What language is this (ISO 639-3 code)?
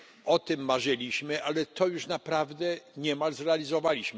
pol